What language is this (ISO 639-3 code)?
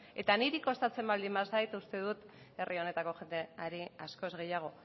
eus